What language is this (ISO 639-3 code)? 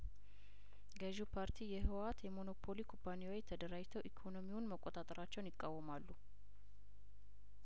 amh